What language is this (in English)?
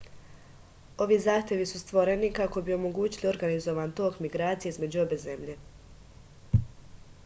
Serbian